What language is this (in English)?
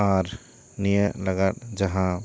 Santali